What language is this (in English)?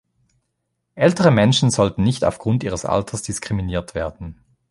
German